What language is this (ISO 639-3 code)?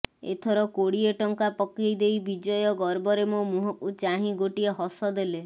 ori